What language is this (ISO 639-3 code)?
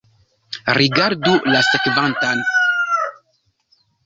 epo